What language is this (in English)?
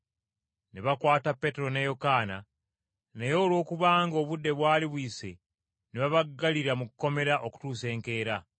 Ganda